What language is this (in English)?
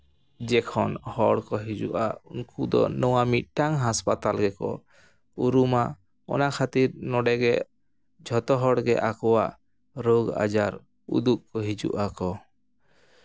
Santali